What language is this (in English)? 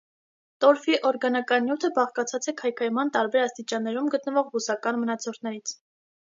Armenian